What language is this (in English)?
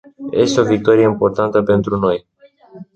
Romanian